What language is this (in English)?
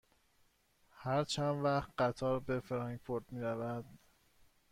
Persian